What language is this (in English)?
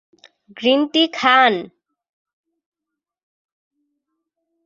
Bangla